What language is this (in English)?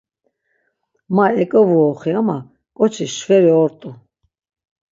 Laz